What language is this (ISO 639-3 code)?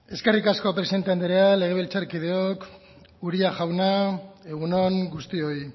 eus